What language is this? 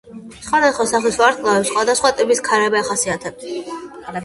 Georgian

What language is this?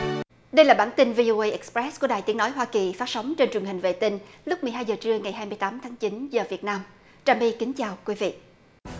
Vietnamese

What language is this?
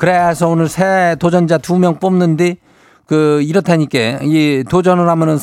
Korean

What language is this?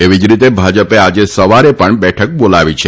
Gujarati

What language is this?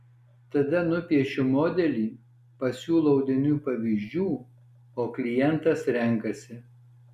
Lithuanian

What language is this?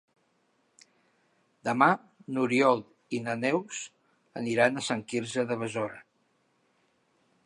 Catalan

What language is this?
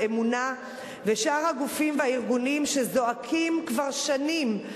Hebrew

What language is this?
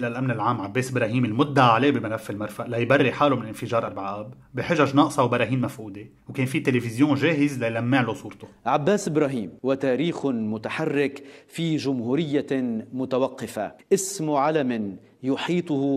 Arabic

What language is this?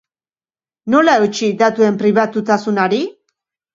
Basque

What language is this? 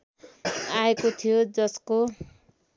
Nepali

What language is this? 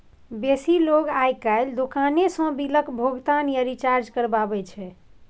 Maithili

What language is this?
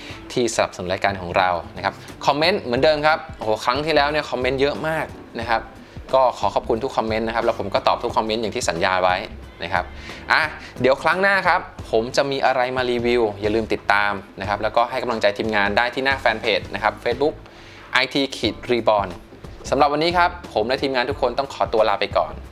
Thai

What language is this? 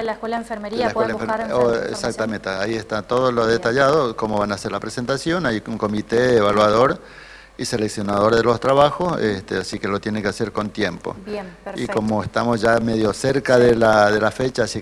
Spanish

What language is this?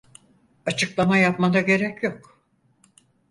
Turkish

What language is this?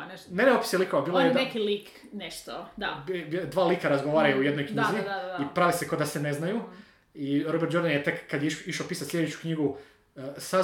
Croatian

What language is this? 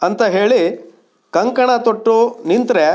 Kannada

